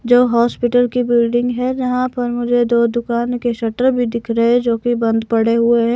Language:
Hindi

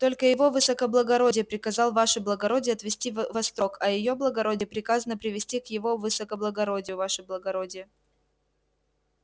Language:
Russian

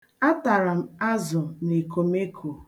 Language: Igbo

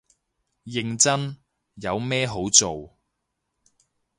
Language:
Cantonese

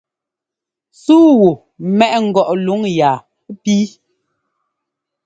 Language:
Ngomba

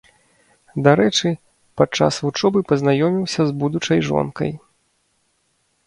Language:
Belarusian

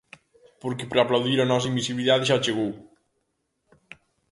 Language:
Galician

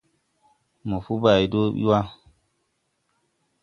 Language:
Tupuri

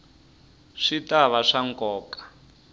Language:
Tsonga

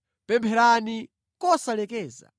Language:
Nyanja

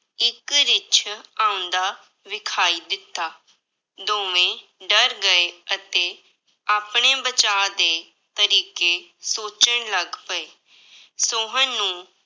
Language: Punjabi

